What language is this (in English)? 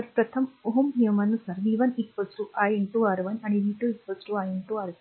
Marathi